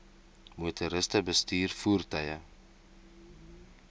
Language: Afrikaans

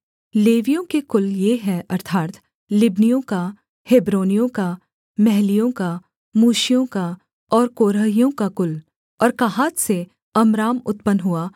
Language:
Hindi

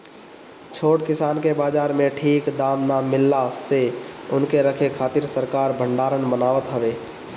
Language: Bhojpuri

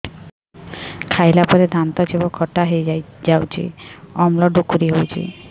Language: Odia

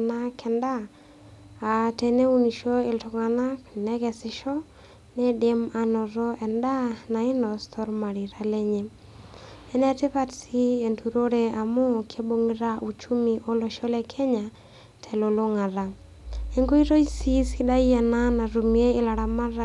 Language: Masai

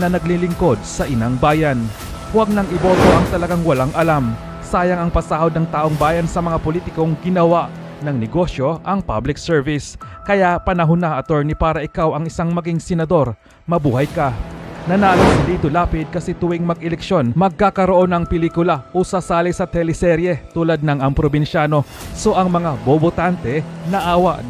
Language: Filipino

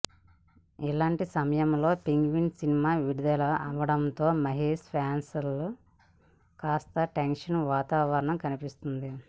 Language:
Telugu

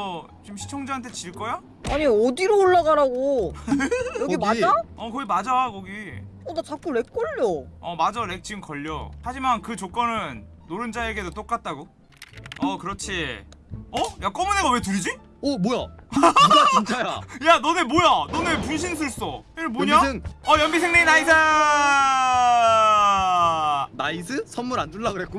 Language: Korean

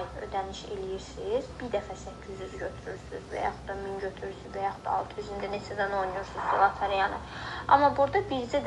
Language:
Turkish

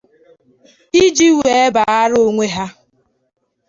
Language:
Igbo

